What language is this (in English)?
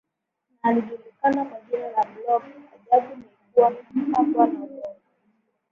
Swahili